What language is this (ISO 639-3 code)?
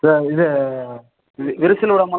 tam